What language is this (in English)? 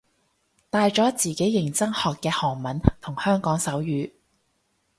Cantonese